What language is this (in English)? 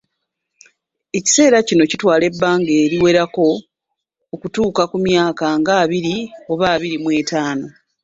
Ganda